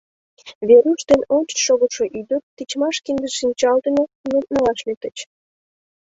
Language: Mari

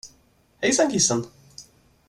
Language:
Swedish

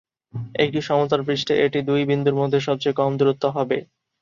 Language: Bangla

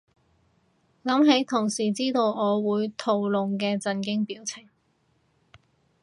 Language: Cantonese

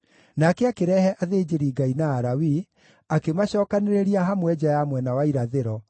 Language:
Kikuyu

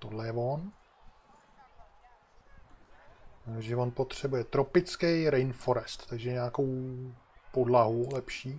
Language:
Czech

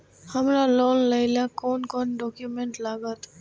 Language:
Maithili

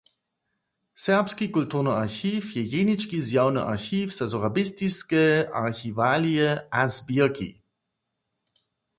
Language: Upper Sorbian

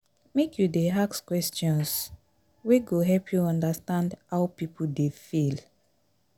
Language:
Nigerian Pidgin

